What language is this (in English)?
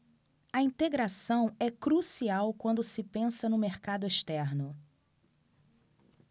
Portuguese